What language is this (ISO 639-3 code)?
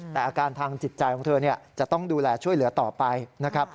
tha